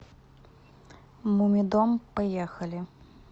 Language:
Russian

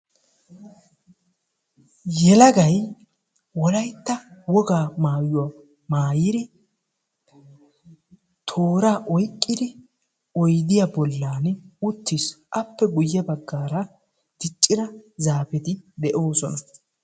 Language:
Wolaytta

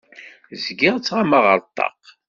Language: Kabyle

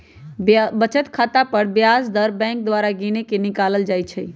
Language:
Magahi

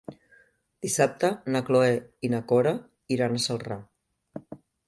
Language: Catalan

